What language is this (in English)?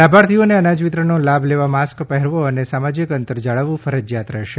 Gujarati